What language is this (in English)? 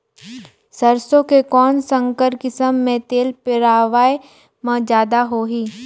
Chhattisgarhi